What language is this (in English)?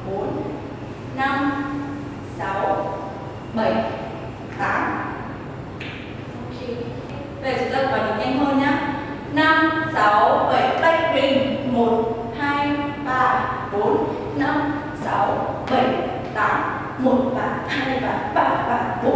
Vietnamese